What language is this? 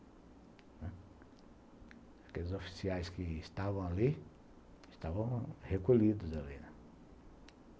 Portuguese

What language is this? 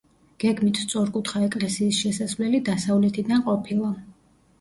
Georgian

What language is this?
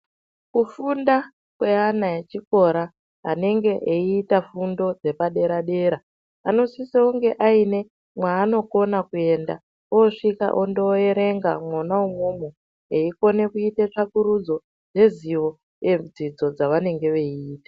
Ndau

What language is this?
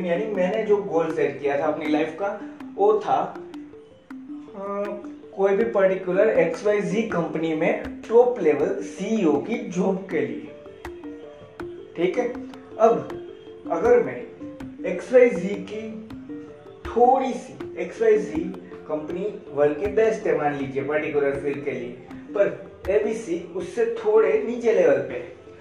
Hindi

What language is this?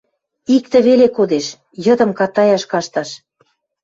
Western Mari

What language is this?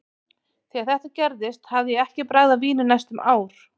Icelandic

